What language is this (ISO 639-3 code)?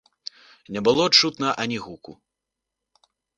bel